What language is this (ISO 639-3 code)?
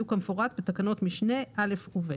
heb